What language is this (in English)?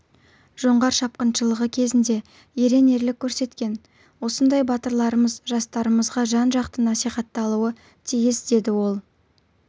Kazakh